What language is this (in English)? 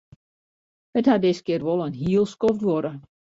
Western Frisian